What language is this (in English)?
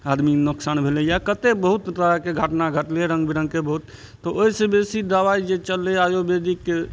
Maithili